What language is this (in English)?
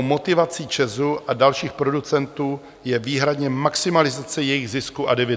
Czech